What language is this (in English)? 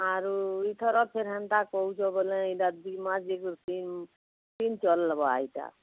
Odia